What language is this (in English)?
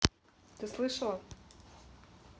Russian